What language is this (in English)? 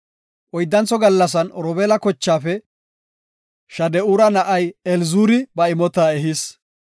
Gofa